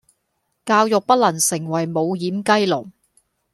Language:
Cantonese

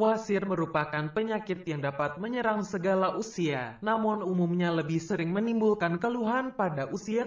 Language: Indonesian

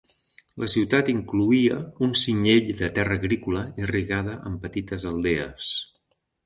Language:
Catalan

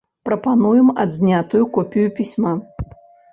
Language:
Belarusian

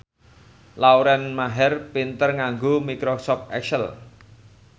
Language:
Javanese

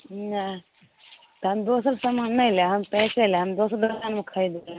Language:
Maithili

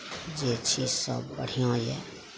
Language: Maithili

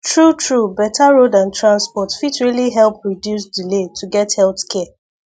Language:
Nigerian Pidgin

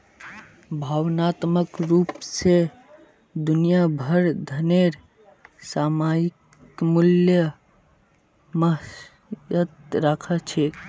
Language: Magahi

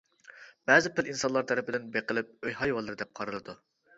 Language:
Uyghur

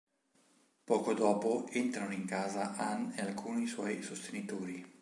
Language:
Italian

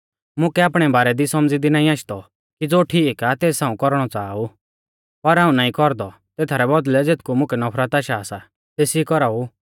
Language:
Mahasu Pahari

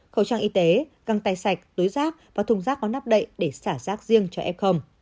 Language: Vietnamese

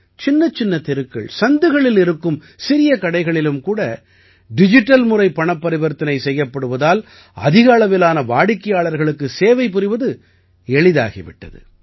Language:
Tamil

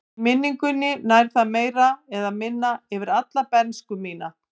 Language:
Icelandic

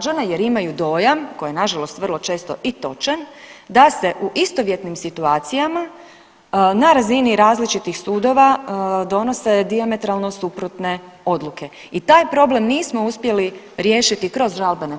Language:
Croatian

